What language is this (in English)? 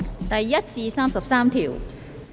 Cantonese